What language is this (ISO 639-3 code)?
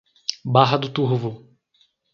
por